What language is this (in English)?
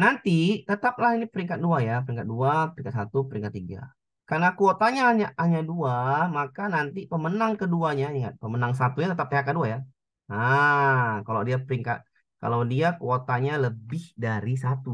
Indonesian